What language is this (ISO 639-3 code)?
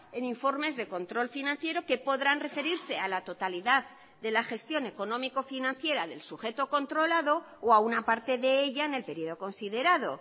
spa